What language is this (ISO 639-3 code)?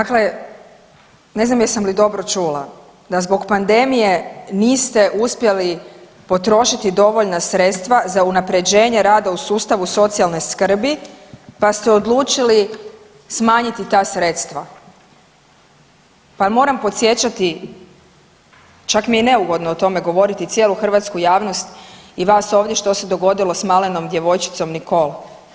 hrv